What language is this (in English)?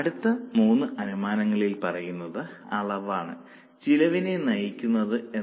Malayalam